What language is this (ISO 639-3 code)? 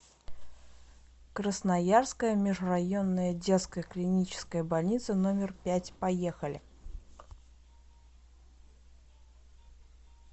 rus